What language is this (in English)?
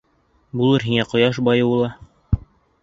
Bashkir